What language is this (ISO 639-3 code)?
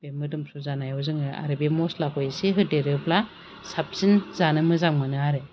brx